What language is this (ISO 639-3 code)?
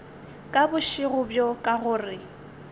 nso